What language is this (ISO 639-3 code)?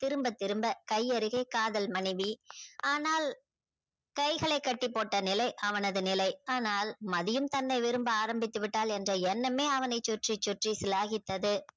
tam